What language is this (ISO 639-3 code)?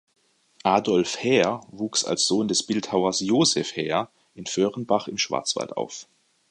deu